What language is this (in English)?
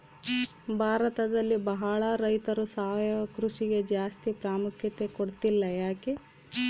Kannada